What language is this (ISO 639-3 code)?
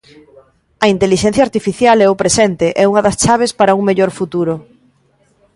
glg